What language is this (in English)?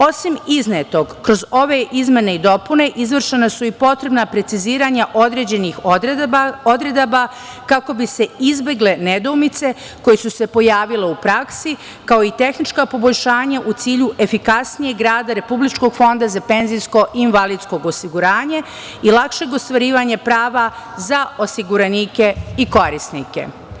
Serbian